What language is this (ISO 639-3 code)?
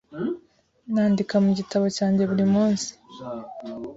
kin